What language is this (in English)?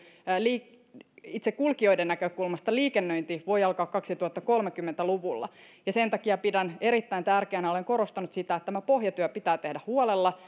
Finnish